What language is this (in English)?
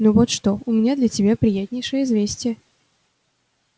Russian